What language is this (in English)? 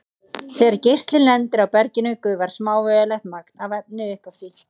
Icelandic